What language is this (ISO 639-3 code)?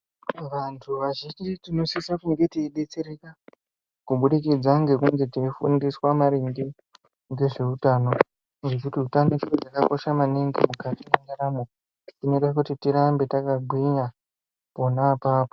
ndc